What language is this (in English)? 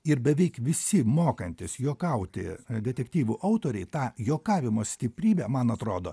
Lithuanian